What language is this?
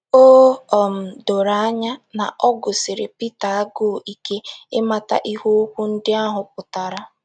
Igbo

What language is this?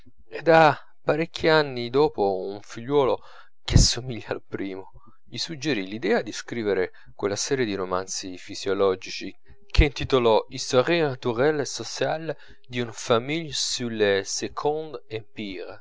Italian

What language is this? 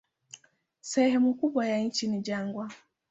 Swahili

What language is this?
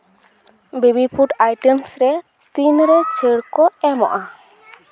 Santali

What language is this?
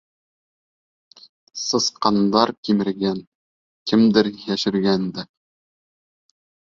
Bashkir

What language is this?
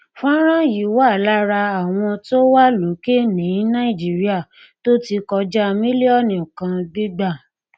Yoruba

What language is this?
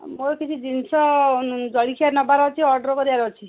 Odia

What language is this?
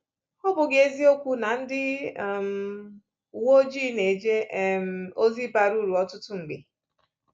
Igbo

